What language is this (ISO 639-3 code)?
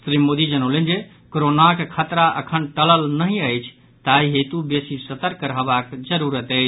mai